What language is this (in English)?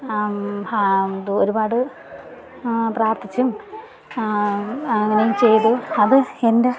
Malayalam